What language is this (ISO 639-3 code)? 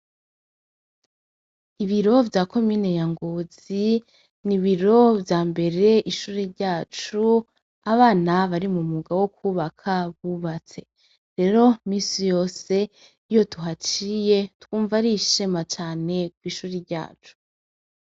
run